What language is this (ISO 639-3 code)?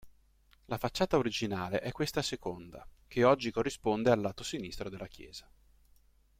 ita